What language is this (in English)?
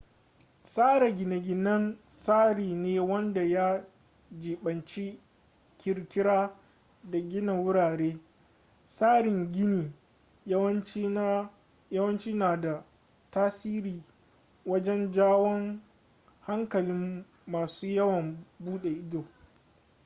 Hausa